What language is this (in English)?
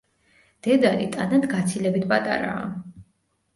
Georgian